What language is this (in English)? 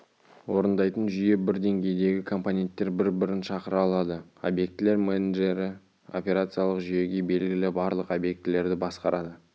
Kazakh